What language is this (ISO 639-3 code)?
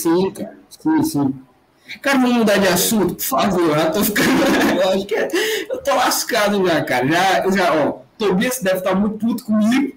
por